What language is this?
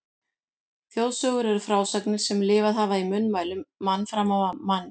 Icelandic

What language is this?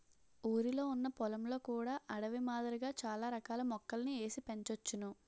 Telugu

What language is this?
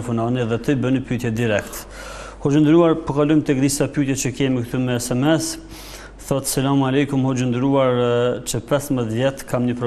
Arabic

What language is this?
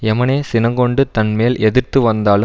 Tamil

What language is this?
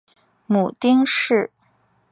Chinese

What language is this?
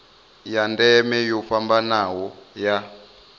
Venda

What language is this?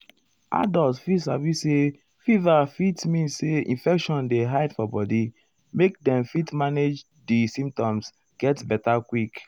Nigerian Pidgin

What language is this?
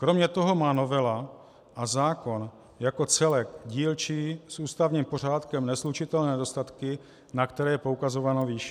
Czech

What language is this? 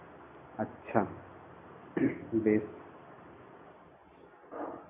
Bangla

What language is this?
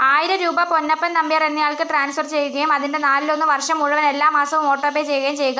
Malayalam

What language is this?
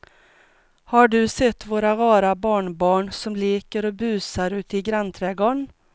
Swedish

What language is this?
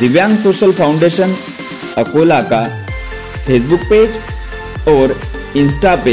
Hindi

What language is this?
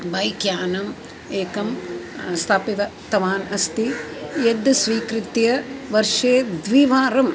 Sanskrit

